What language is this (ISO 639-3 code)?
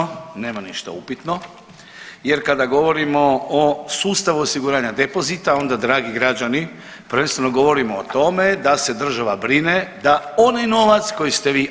hrv